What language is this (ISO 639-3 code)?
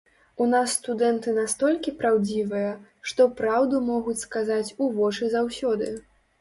bel